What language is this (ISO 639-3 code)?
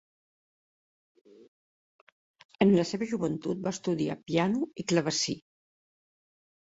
cat